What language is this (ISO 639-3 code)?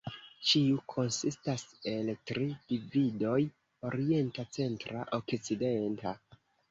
epo